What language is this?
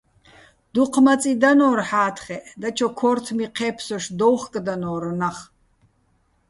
Bats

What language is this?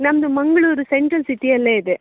Kannada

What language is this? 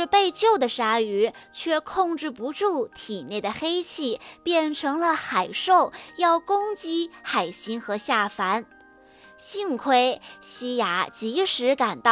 Chinese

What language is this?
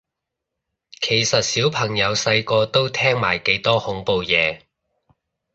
Cantonese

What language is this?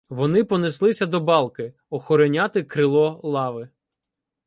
Ukrainian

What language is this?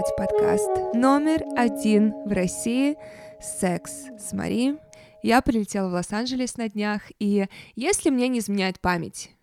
Russian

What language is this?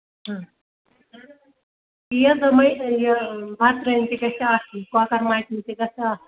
Kashmiri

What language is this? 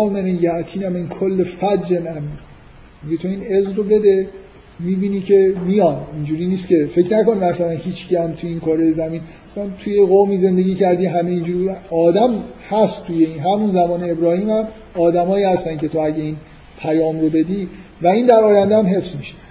Persian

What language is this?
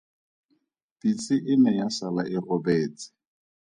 Tswana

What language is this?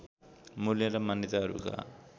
Nepali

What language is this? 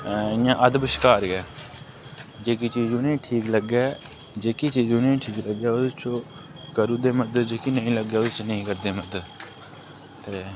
Dogri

